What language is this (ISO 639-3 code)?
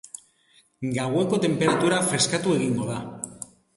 eus